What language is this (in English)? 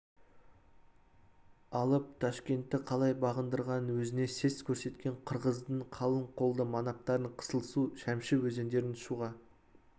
Kazakh